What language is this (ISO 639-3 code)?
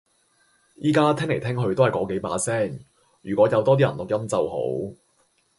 yue